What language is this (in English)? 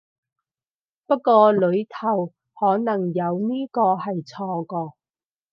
Cantonese